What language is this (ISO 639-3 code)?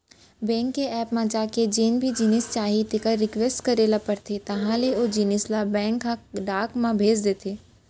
hne